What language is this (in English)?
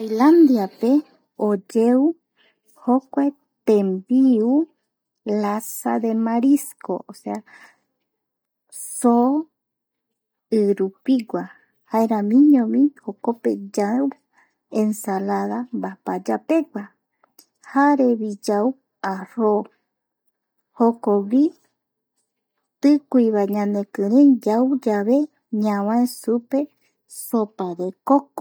Eastern Bolivian Guaraní